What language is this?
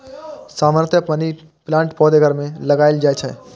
Maithili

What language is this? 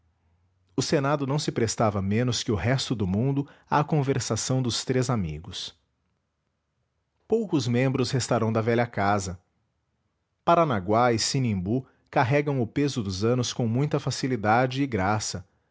Portuguese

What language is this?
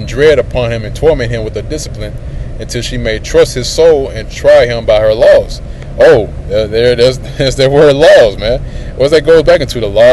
English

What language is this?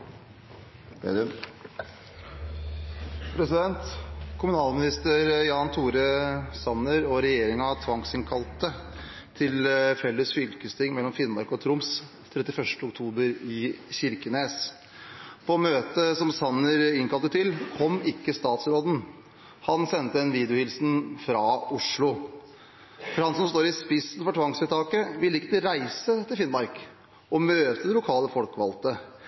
Norwegian Bokmål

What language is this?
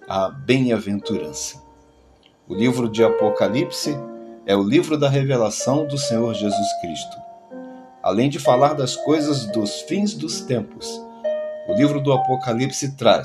Portuguese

